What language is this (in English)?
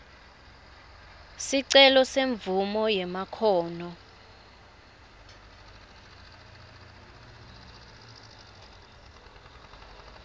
Swati